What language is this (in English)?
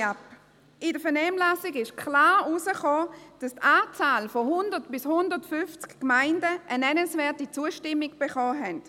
Swiss German